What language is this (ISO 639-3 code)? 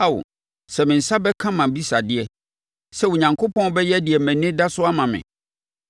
aka